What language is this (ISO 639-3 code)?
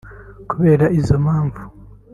kin